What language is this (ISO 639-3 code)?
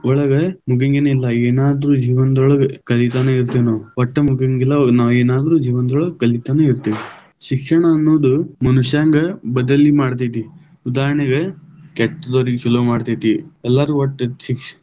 kan